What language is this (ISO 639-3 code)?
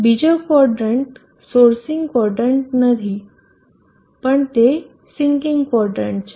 guj